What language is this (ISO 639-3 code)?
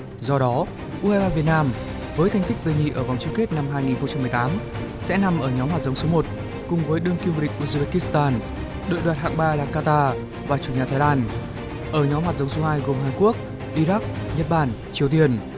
vie